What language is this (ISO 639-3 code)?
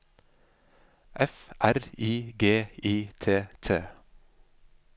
nor